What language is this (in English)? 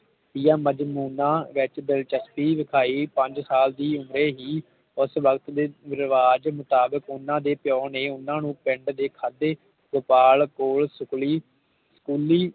Punjabi